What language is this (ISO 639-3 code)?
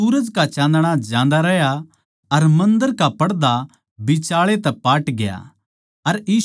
bgc